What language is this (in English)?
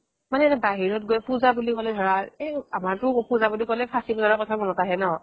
Assamese